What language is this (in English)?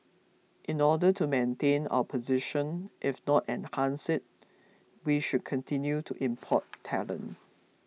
English